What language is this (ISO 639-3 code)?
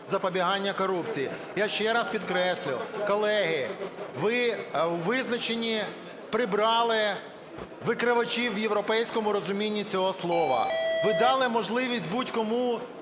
ukr